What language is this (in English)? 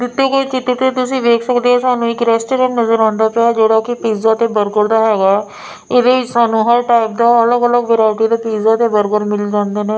Punjabi